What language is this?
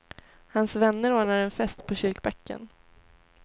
Swedish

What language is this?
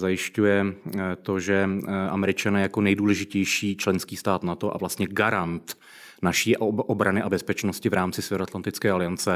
Czech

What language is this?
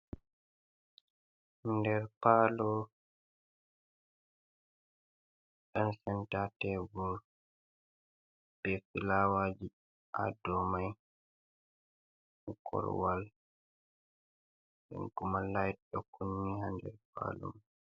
Fula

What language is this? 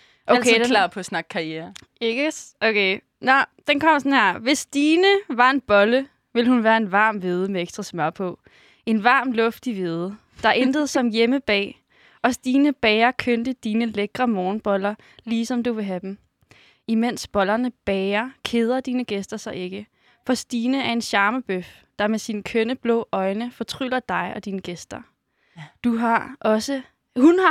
Danish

